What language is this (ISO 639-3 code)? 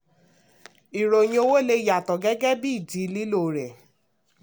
yor